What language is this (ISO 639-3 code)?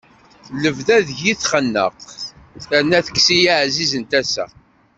kab